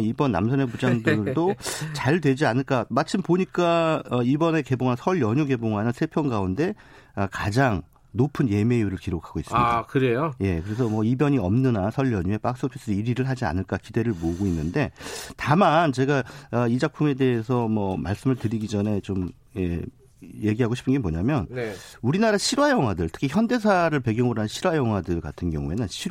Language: Korean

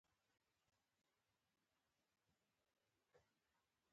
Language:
Pashto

